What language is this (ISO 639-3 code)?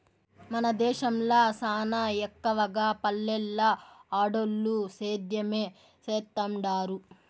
tel